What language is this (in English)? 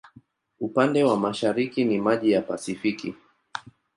Swahili